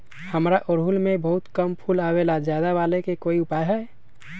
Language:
Magahi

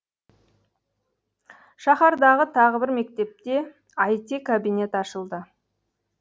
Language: Kazakh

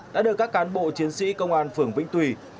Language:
Vietnamese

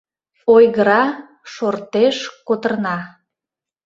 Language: Mari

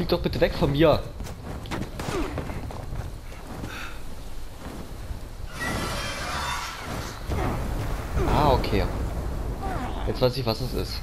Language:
German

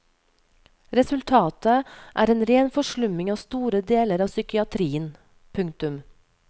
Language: Norwegian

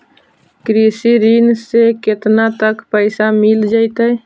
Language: Magahi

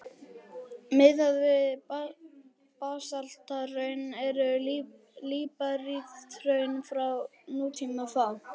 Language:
Icelandic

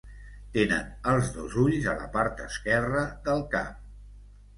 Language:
Catalan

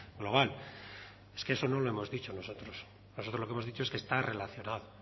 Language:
Spanish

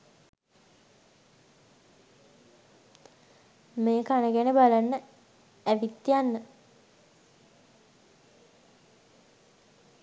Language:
Sinhala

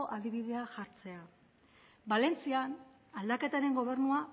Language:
Basque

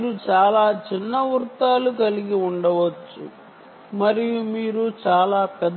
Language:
Telugu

